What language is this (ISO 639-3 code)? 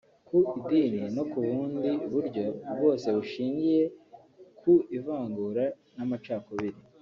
kin